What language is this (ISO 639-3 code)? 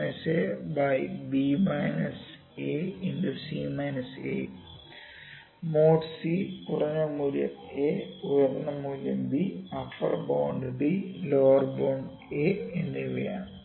mal